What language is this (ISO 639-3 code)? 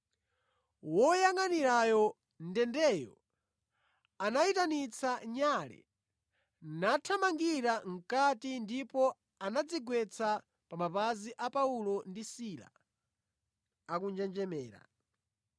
nya